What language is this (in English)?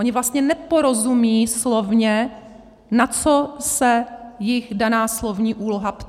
Czech